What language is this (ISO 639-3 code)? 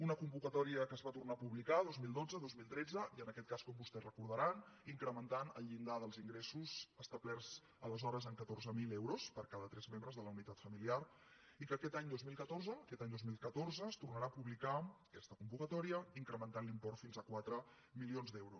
cat